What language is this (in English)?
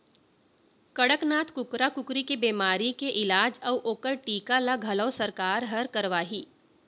Chhattisgarhi